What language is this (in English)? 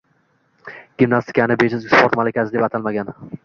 Uzbek